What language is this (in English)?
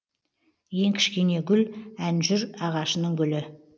Kazakh